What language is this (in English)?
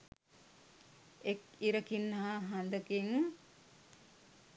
Sinhala